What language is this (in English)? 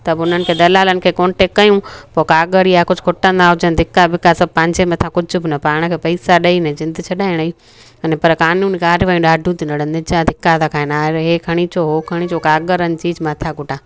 Sindhi